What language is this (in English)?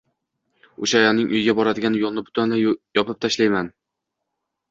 Uzbek